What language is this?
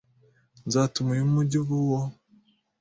Kinyarwanda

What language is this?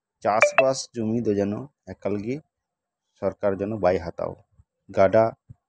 Santali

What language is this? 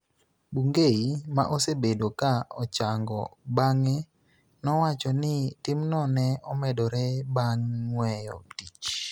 Luo (Kenya and Tanzania)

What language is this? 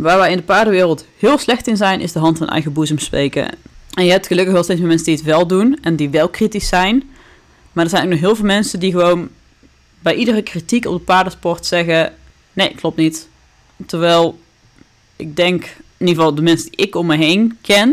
Dutch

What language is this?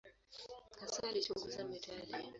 Swahili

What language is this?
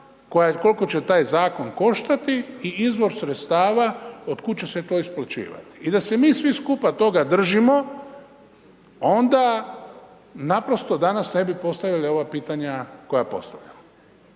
Croatian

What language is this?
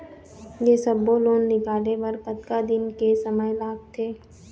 Chhattisgarhi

